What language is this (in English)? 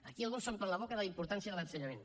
Catalan